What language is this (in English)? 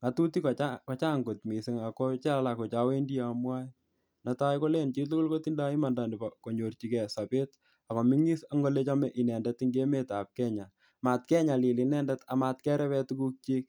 Kalenjin